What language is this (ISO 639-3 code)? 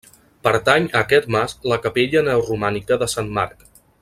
cat